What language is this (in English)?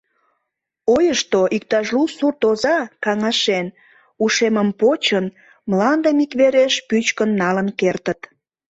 Mari